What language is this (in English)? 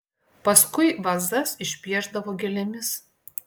Lithuanian